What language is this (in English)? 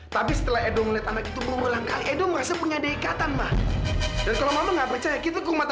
Indonesian